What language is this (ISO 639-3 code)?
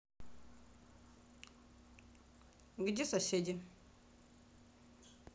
rus